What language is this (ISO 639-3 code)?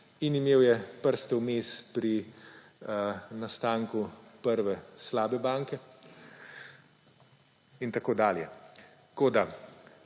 slv